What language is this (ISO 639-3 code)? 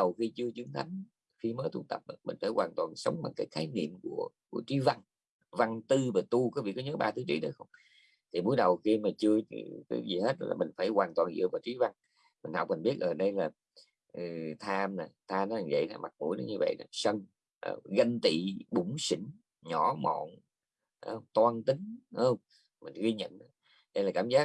vie